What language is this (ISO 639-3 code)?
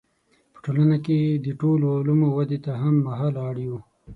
pus